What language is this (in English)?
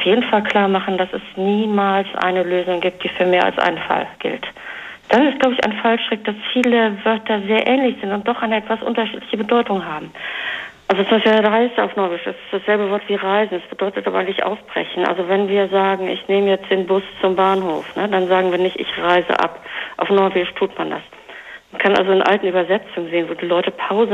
German